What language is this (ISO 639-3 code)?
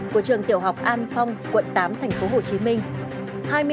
vie